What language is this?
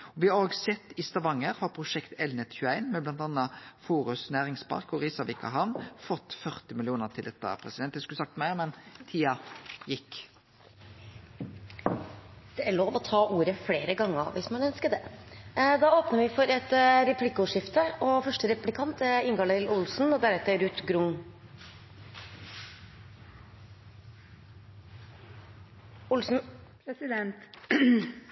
Norwegian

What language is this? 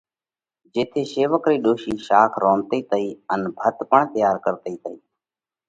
Parkari Koli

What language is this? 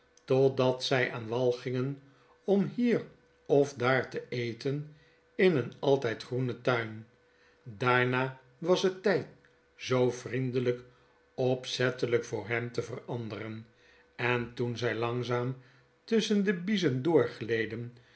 Dutch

